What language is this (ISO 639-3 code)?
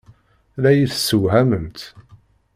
kab